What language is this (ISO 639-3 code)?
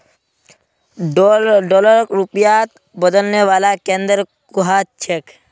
mag